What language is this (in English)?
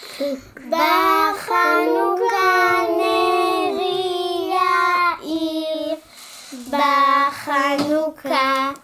Hebrew